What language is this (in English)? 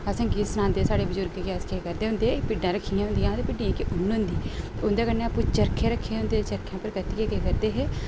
Dogri